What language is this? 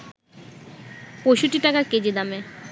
Bangla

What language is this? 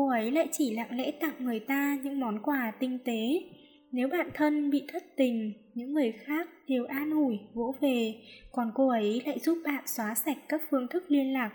Vietnamese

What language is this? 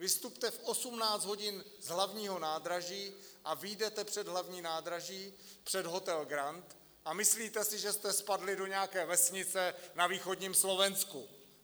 Czech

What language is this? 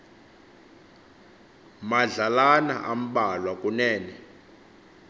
Xhosa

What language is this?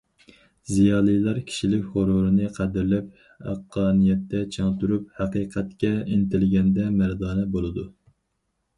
Uyghur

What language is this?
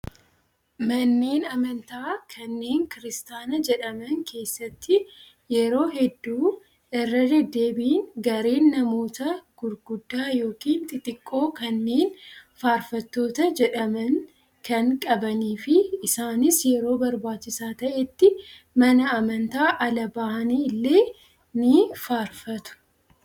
Oromo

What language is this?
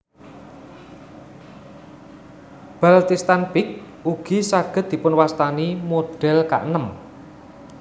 Javanese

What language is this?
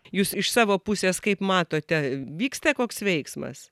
Lithuanian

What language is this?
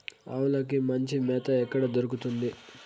Telugu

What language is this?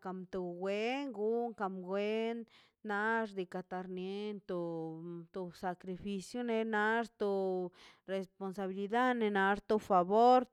Mazaltepec Zapotec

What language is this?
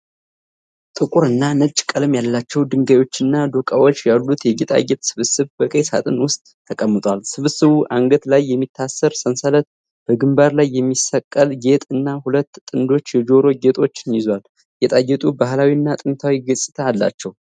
Amharic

